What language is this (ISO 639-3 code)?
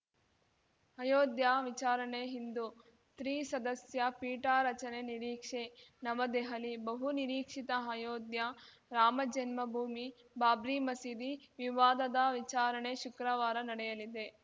kan